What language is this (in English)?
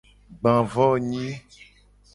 Gen